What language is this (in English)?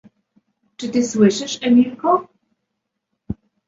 Polish